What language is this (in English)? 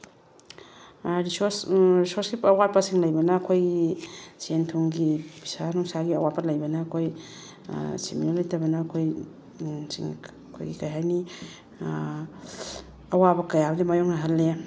Manipuri